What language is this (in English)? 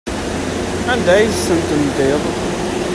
Kabyle